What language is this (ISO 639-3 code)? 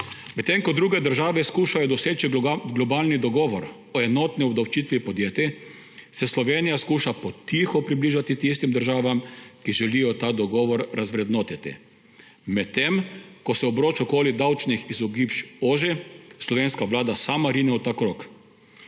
slv